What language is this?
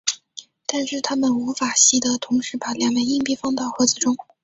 Chinese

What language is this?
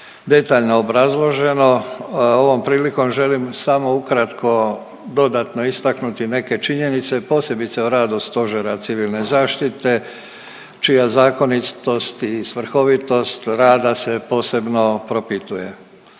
Croatian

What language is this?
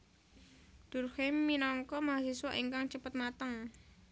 Javanese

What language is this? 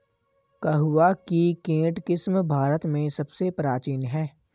Hindi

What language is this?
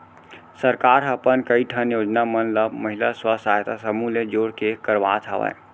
Chhattisgarhi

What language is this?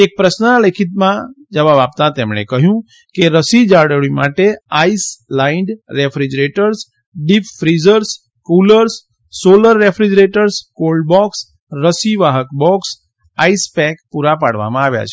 Gujarati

